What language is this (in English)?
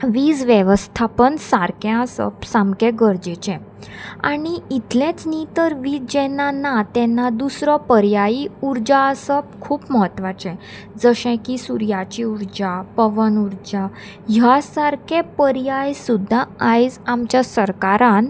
Konkani